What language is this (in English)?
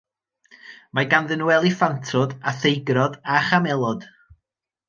Welsh